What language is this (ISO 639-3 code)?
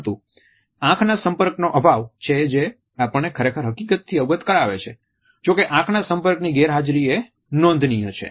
guj